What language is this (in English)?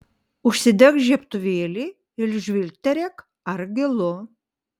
Lithuanian